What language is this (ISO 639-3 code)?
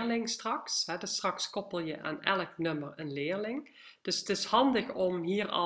nld